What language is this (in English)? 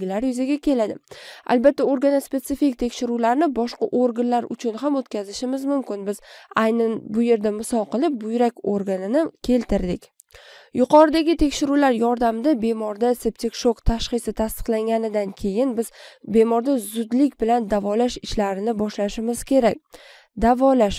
Turkish